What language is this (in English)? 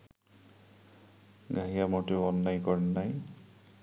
Bangla